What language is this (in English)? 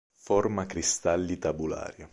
Italian